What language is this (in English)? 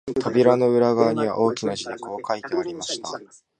Japanese